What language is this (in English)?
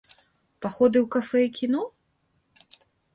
Belarusian